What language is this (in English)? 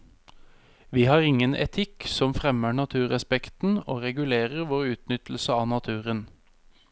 Norwegian